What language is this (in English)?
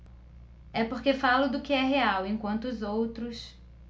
Portuguese